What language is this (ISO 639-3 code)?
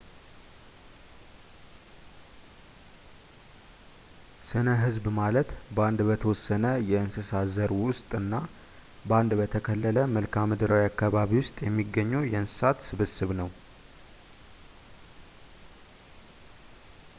amh